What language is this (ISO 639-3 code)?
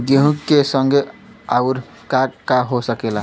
bho